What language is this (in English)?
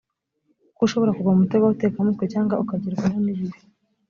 Kinyarwanda